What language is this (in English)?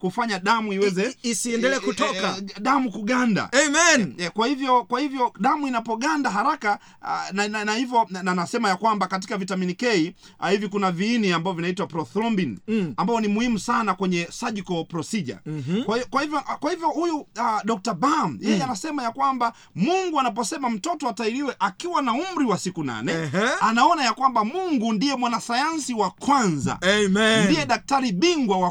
Swahili